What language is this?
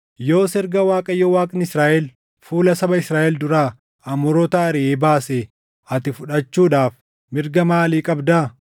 Oromo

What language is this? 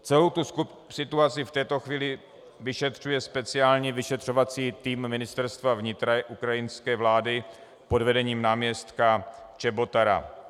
Czech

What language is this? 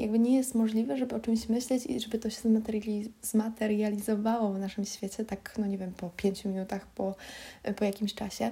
Polish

